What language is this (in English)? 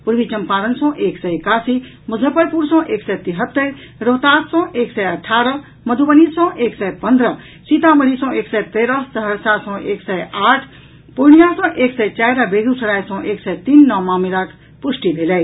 Maithili